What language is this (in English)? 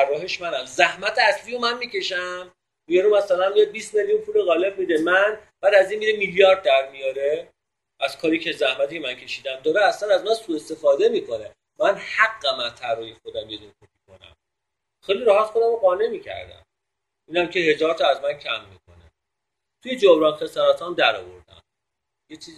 Persian